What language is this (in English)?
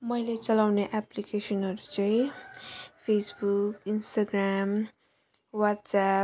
Nepali